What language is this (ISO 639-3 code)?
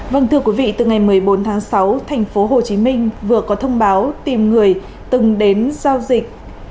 vie